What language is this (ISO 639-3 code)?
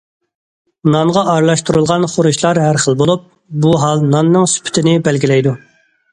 uig